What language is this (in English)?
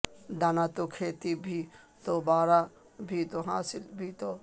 Urdu